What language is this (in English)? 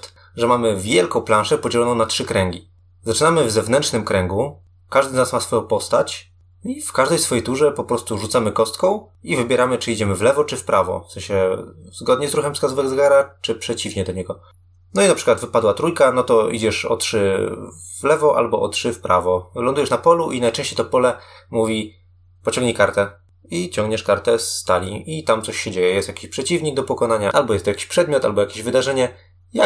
Polish